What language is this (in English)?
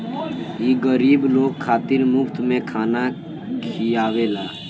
Bhojpuri